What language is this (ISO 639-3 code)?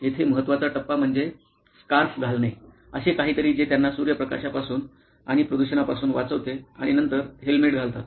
mar